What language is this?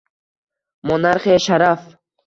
Uzbek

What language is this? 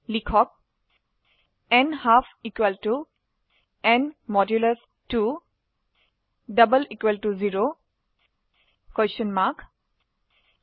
Assamese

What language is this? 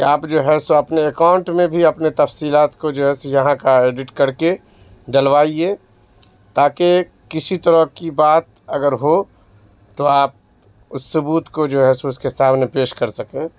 Urdu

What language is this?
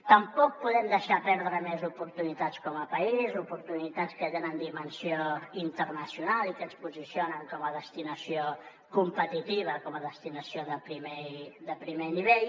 Catalan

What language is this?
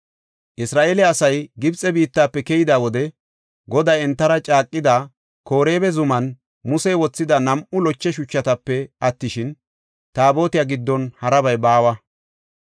Gofa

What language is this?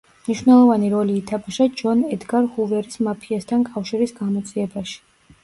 Georgian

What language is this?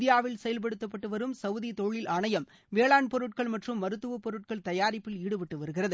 Tamil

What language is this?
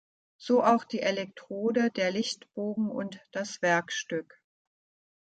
German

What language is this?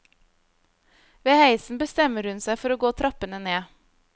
Norwegian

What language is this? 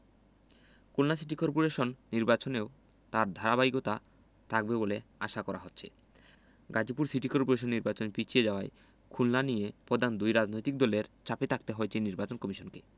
Bangla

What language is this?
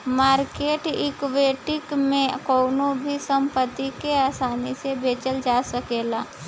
Bhojpuri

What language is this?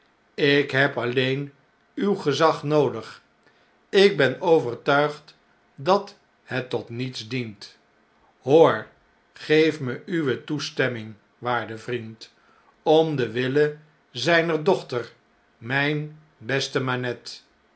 Dutch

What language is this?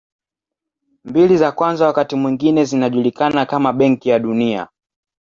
Swahili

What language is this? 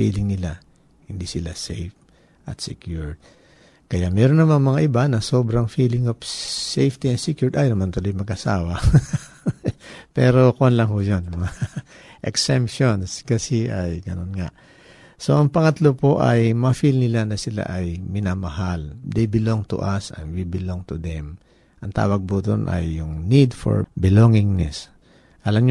Filipino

